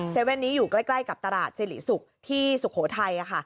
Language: Thai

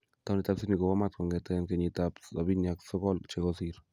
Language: Kalenjin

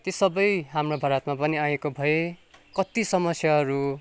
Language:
Nepali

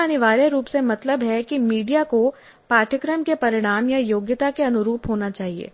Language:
Hindi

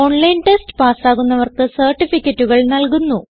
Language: Malayalam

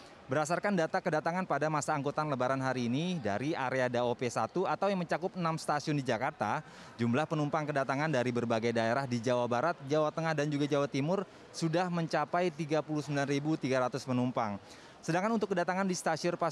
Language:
Indonesian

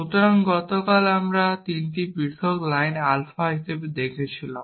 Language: Bangla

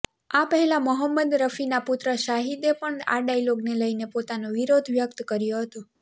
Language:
Gujarati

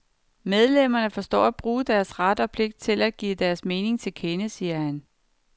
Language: Danish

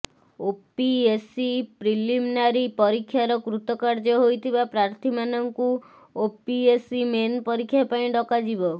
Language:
Odia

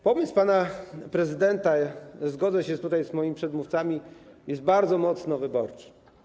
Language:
Polish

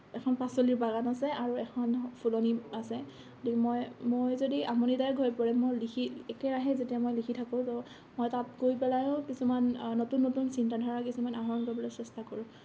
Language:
Assamese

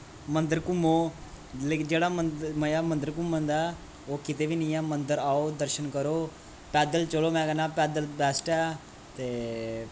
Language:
Dogri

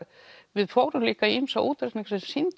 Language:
Icelandic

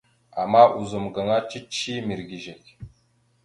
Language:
Mada (Cameroon)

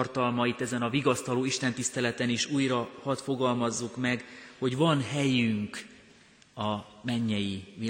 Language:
Hungarian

